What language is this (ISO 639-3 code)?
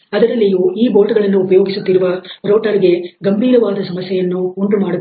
kan